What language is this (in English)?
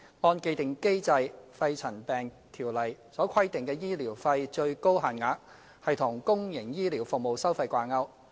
Cantonese